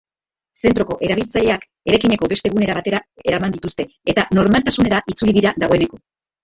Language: Basque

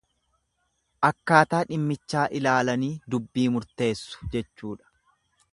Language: Oromo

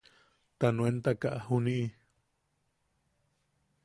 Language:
Yaqui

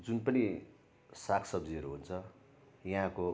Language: Nepali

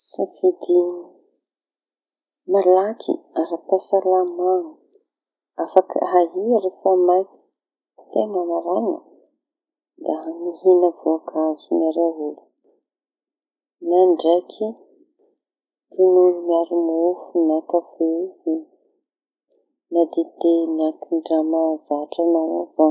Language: Tanosy Malagasy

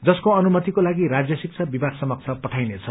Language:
Nepali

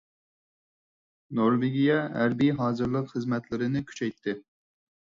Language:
Uyghur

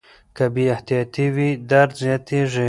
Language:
Pashto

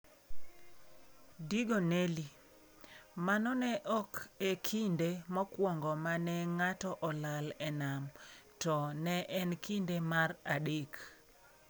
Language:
Luo (Kenya and Tanzania)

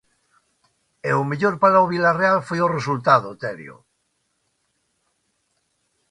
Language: Galician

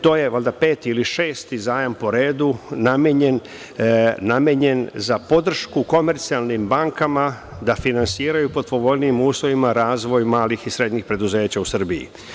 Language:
Serbian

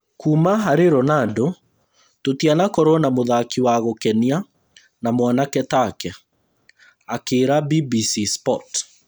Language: Kikuyu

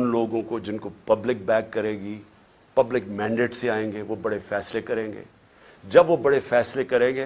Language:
Urdu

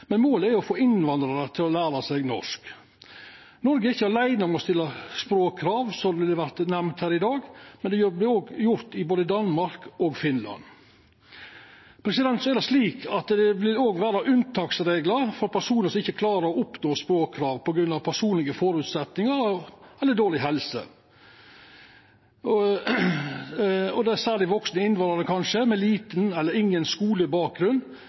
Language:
Norwegian Nynorsk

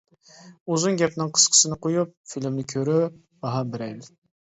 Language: Uyghur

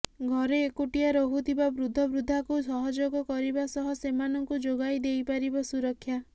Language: Odia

